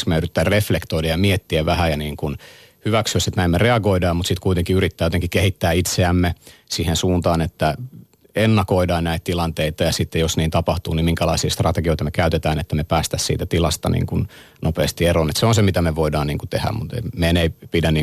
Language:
Finnish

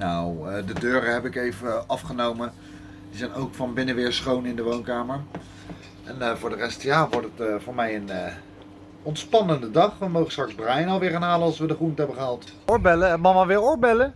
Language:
Dutch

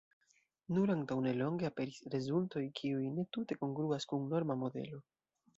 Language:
Esperanto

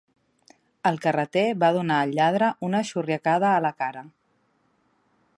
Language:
Catalan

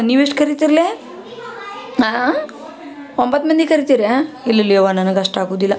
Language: Kannada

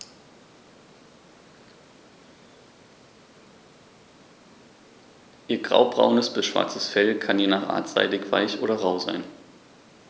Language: German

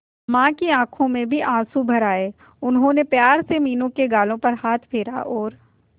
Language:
Hindi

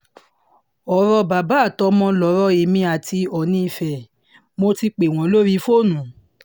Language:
Yoruba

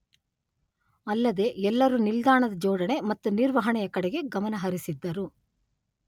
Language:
Kannada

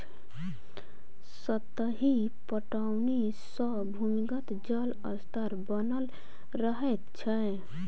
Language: Maithili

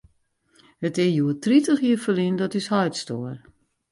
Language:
Western Frisian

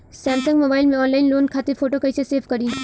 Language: Bhojpuri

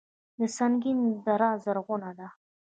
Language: Pashto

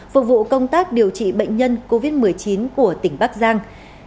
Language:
Vietnamese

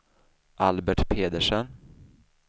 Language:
Swedish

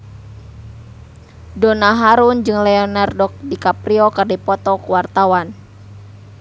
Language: Sundanese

